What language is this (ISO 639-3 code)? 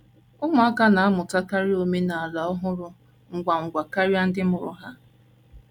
ibo